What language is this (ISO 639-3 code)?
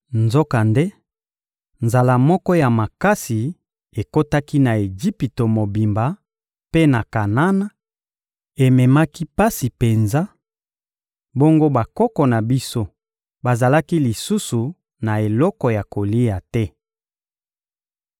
lin